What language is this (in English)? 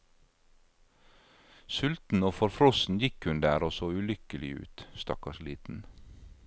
Norwegian